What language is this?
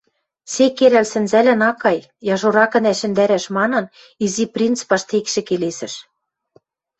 Western Mari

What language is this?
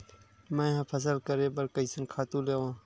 Chhattisgarhi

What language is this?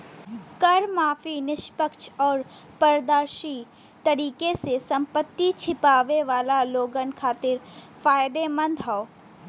Bhojpuri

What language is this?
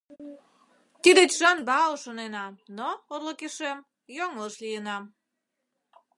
Mari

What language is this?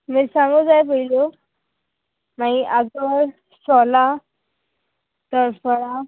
Konkani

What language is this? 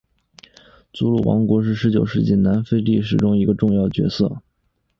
Chinese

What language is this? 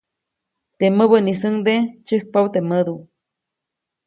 Copainalá Zoque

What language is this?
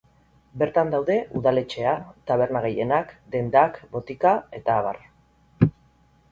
Basque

